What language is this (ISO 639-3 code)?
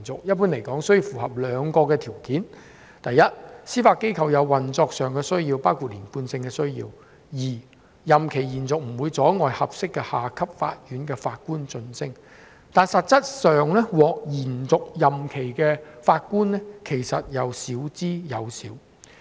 yue